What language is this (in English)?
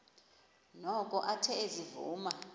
Xhosa